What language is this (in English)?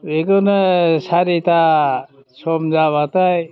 Bodo